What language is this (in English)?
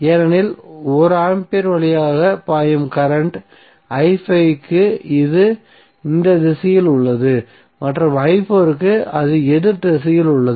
Tamil